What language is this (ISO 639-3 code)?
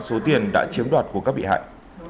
vie